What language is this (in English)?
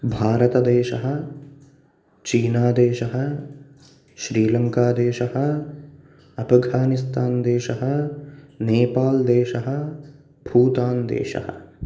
Sanskrit